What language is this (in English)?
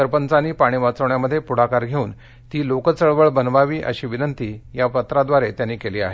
Marathi